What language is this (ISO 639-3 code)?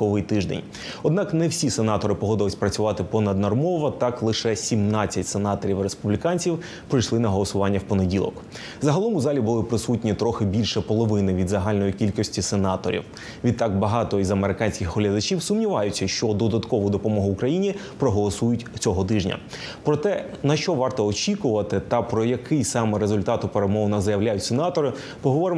ukr